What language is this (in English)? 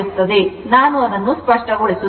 Kannada